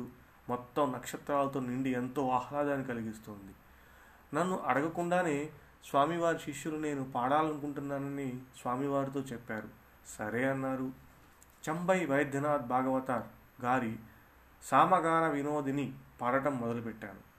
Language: Telugu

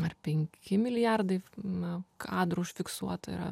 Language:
Lithuanian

